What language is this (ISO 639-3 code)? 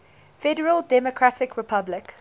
eng